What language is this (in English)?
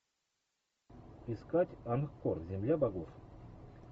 Russian